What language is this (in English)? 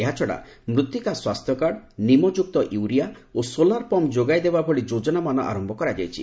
Odia